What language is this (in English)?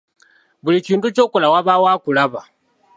Ganda